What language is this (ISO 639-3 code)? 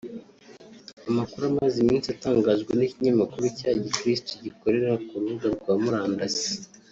kin